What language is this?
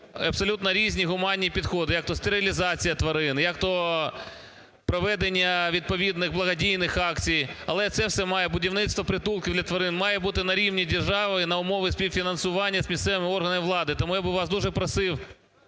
Ukrainian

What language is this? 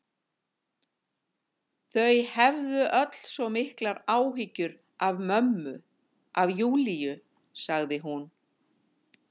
Icelandic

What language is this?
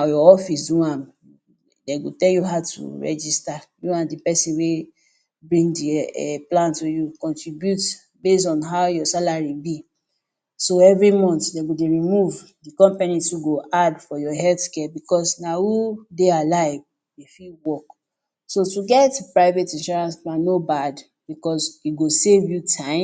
Nigerian Pidgin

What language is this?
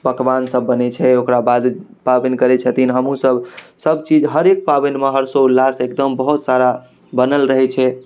Maithili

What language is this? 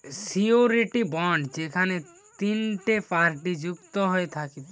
Bangla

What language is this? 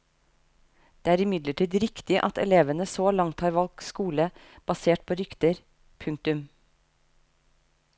Norwegian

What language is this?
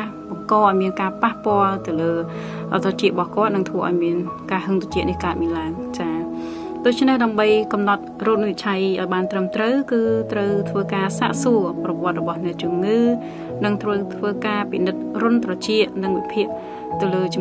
Indonesian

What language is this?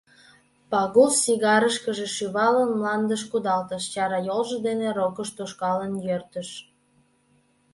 Mari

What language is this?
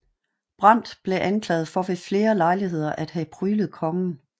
Danish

